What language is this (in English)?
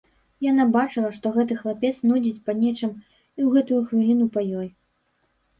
Belarusian